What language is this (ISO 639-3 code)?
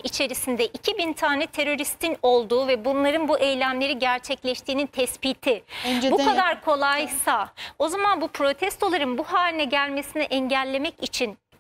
tur